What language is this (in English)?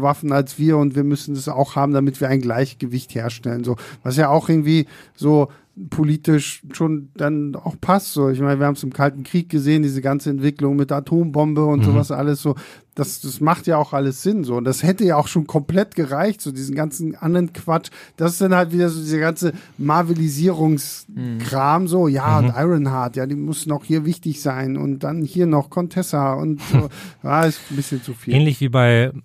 German